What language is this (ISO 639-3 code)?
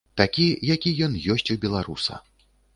bel